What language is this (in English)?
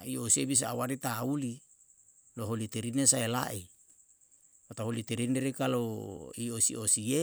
Yalahatan